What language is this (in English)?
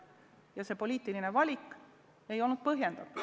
Estonian